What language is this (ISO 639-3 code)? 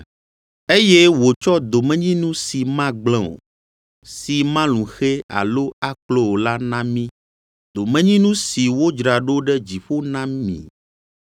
ewe